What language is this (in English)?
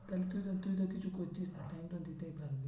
Bangla